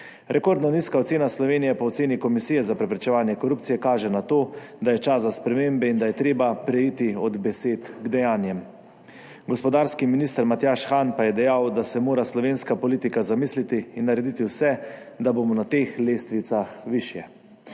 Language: Slovenian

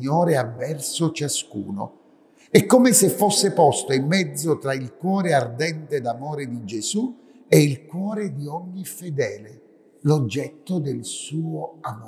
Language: Italian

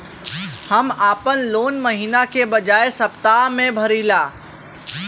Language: Bhojpuri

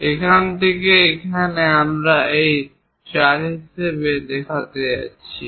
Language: Bangla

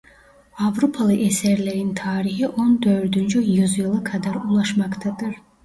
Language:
Turkish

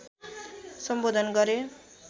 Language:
Nepali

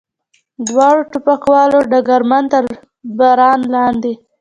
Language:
Pashto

